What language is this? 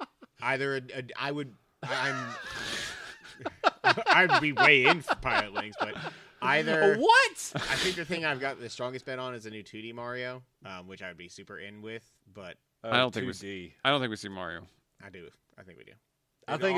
English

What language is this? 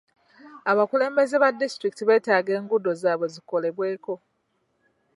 Ganda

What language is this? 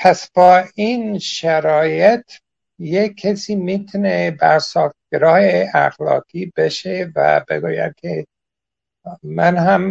Persian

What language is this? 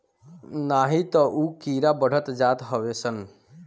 Bhojpuri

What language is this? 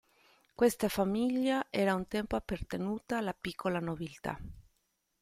Italian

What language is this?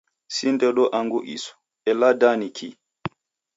Taita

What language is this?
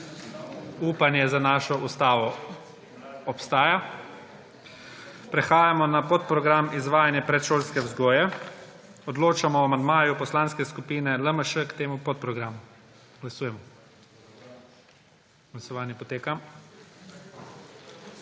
Slovenian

